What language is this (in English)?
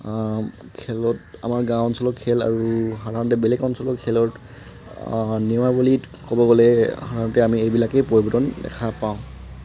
Assamese